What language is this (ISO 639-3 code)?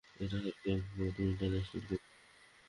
ben